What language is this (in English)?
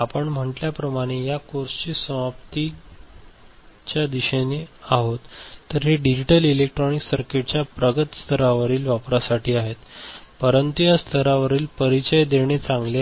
Marathi